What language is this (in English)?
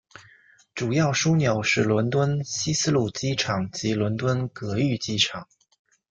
Chinese